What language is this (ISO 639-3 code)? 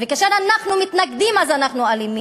heb